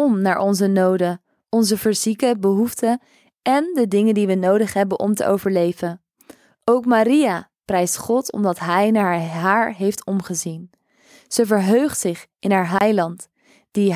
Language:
Dutch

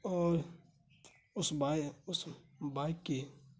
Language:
Urdu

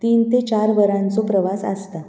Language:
Konkani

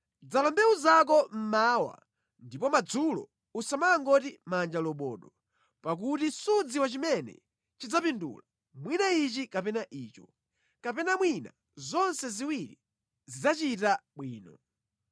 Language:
Nyanja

